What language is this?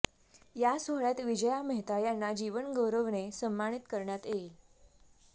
Marathi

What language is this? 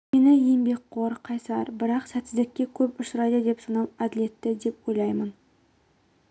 Kazakh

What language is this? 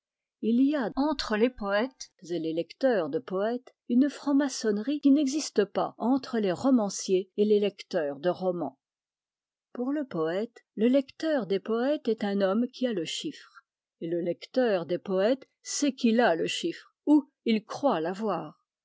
French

